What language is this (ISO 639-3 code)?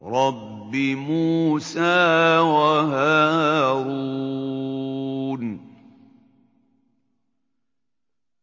ara